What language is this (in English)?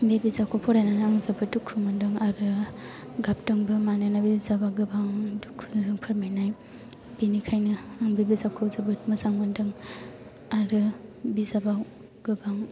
Bodo